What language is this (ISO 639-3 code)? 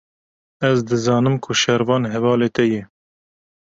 kur